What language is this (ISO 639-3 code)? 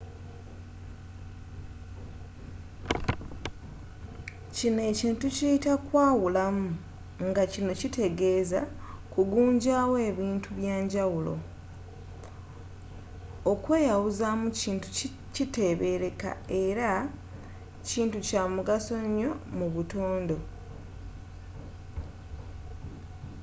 lug